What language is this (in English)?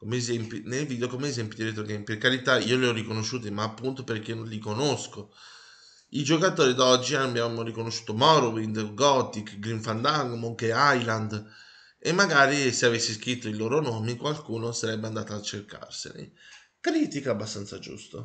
Italian